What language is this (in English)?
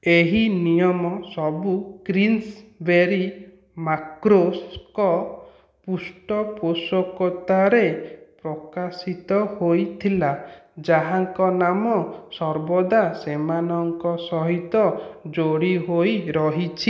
Odia